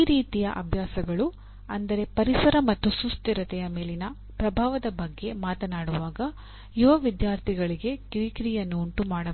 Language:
Kannada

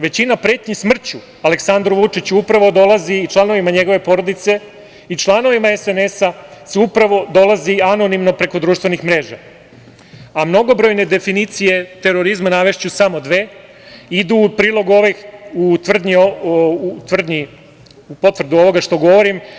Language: Serbian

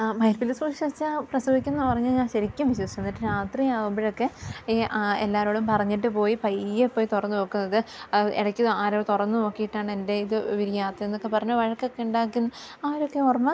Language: Malayalam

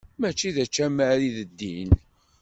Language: Kabyle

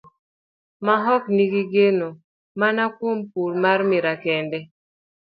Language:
Luo (Kenya and Tanzania)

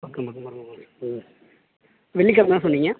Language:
Tamil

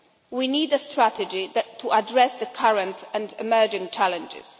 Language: English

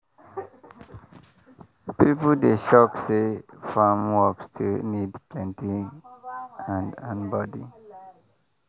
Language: Nigerian Pidgin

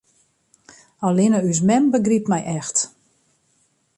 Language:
Western Frisian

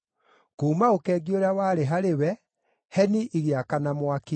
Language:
Kikuyu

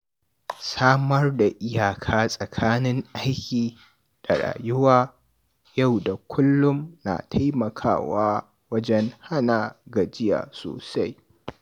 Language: Hausa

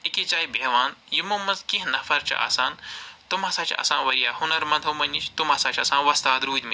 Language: Kashmiri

